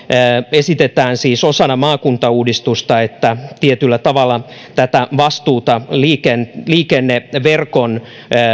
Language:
Finnish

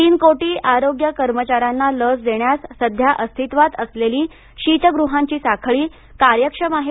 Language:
Marathi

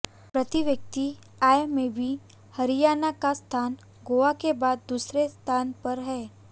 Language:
Hindi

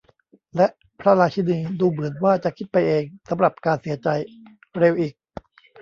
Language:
Thai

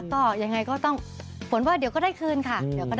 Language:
Thai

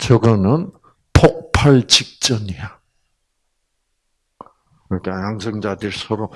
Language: Korean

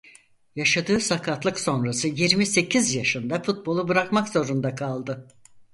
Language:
Turkish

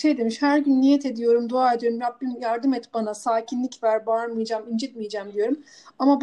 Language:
Turkish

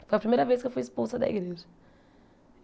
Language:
Portuguese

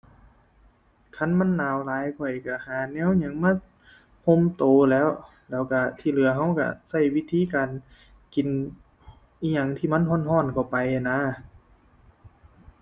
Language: Thai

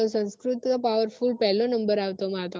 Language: Gujarati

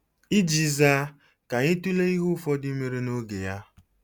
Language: Igbo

